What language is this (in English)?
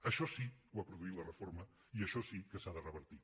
Catalan